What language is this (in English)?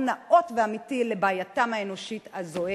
Hebrew